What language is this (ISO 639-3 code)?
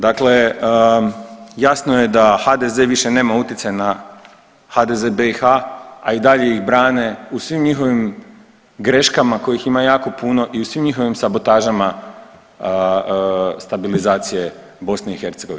hrv